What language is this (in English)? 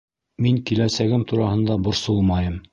Bashkir